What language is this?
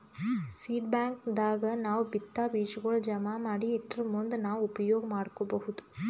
Kannada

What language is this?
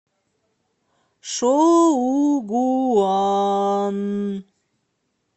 Russian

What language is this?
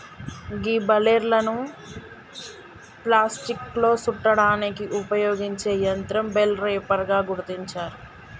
Telugu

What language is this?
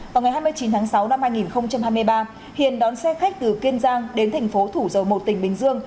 Vietnamese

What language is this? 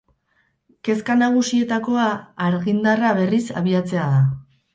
Basque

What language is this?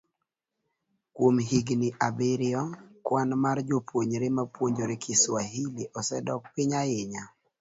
Luo (Kenya and Tanzania)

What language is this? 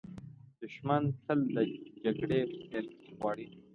Pashto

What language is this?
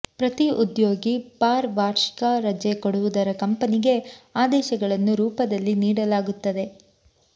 Kannada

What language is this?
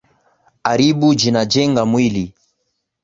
Swahili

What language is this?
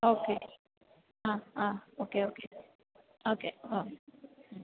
Malayalam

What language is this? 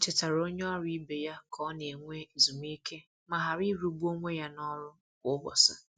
Igbo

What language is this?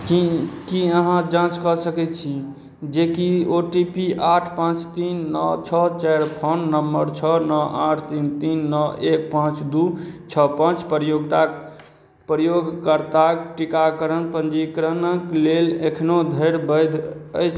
Maithili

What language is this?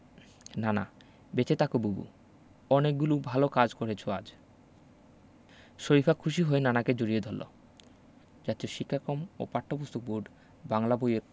Bangla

